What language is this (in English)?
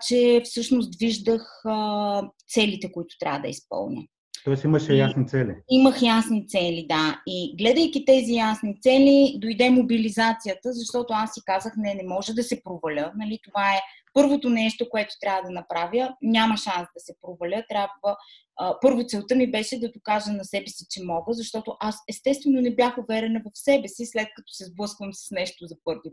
Bulgarian